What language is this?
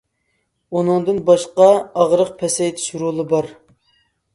Uyghur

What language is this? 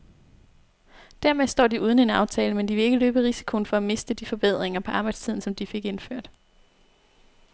Danish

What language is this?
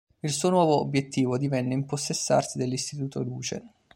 Italian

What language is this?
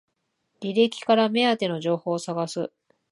Japanese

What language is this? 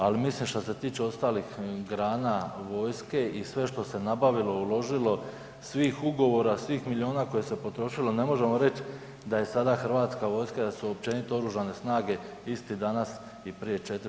Croatian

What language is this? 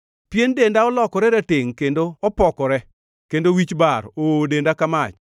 Luo (Kenya and Tanzania)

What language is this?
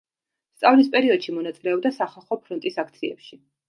Georgian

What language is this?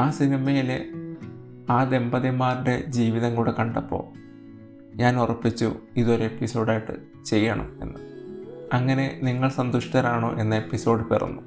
Malayalam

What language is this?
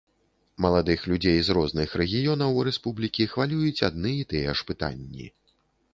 Belarusian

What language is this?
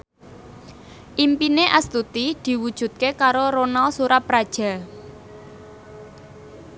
Javanese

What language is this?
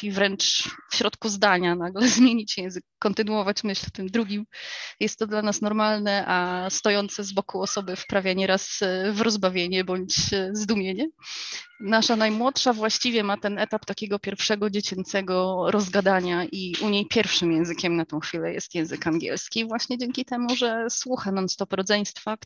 Polish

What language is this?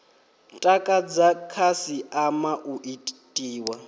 Venda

